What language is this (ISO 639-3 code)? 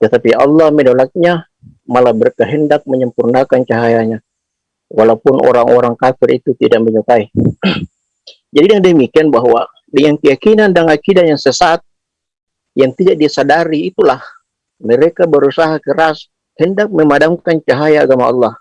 ind